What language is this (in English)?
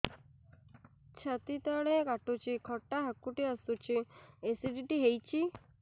Odia